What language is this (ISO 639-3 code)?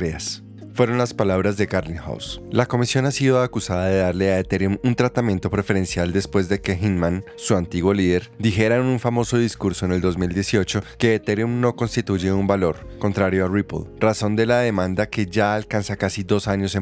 spa